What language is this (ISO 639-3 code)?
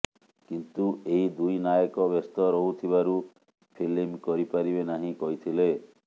ori